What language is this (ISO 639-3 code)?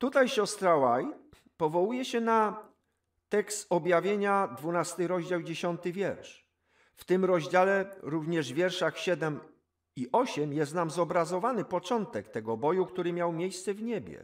pol